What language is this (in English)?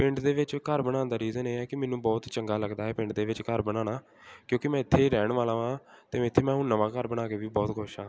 Punjabi